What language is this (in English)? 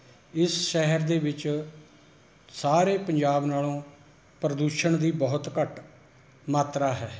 Punjabi